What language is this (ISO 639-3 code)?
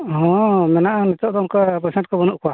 sat